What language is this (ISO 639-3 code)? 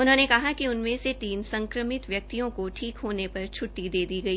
hin